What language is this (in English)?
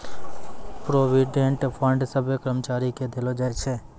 Maithili